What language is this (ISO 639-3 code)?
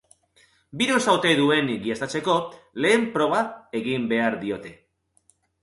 eus